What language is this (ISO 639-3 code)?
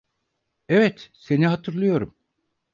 tur